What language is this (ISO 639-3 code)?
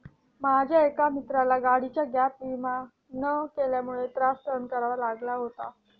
mar